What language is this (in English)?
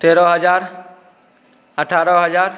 Maithili